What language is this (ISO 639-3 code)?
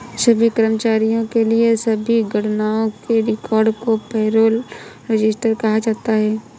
hin